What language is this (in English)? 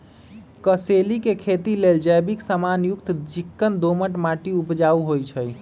Magahi